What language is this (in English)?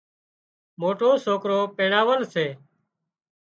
Wadiyara Koli